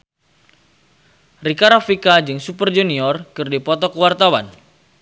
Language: Sundanese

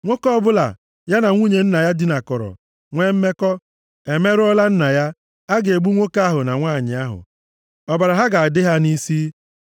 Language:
Igbo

